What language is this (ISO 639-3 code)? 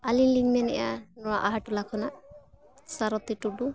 sat